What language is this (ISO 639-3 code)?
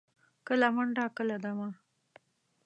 pus